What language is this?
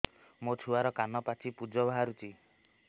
Odia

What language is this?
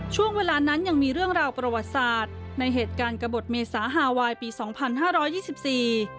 Thai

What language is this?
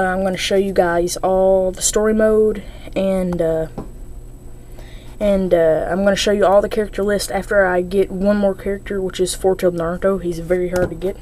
English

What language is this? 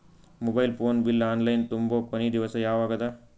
Kannada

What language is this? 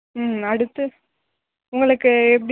Tamil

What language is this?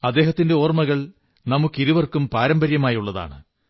Malayalam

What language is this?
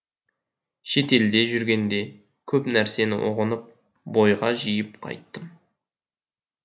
Kazakh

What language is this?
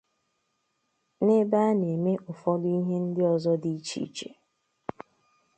Igbo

